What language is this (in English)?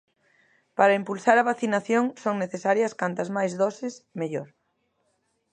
Galician